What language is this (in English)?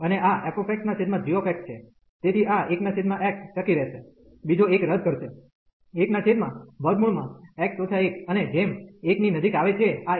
Gujarati